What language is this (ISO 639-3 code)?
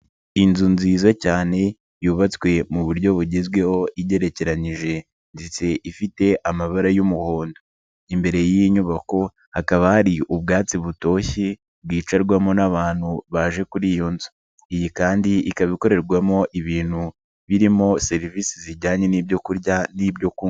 kin